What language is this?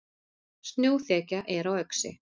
Icelandic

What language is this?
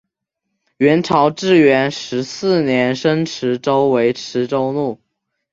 Chinese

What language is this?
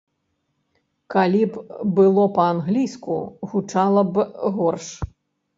Belarusian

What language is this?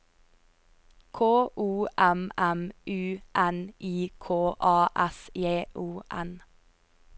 Norwegian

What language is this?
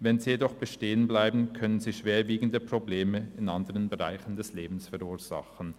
Swiss German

